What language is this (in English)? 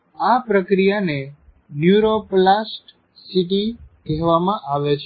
Gujarati